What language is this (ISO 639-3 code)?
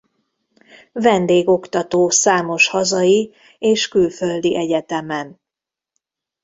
hun